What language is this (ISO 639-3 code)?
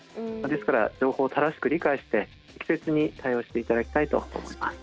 jpn